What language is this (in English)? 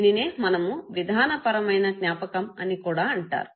Telugu